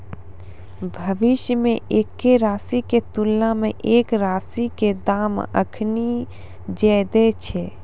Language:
Maithili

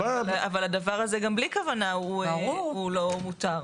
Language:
Hebrew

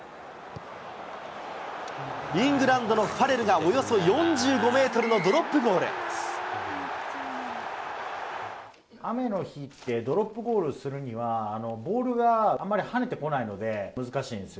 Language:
Japanese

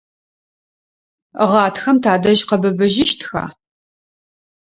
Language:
Adyghe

